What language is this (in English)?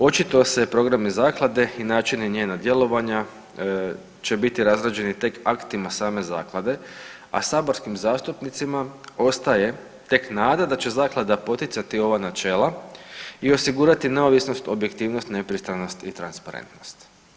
Croatian